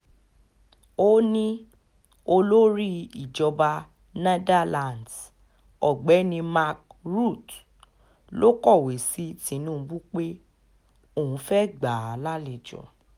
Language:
Yoruba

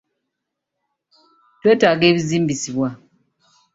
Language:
Ganda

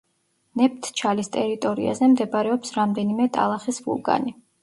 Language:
Georgian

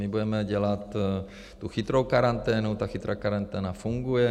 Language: Czech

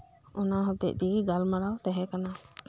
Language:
Santali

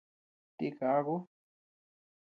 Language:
Tepeuxila Cuicatec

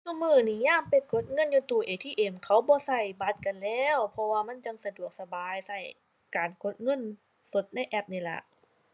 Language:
Thai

